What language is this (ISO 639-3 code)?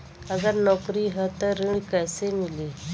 bho